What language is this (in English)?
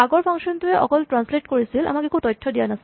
Assamese